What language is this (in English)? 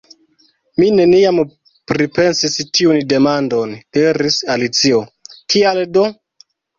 Esperanto